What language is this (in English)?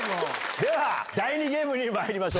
Japanese